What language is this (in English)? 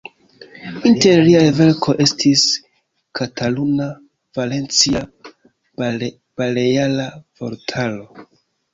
Esperanto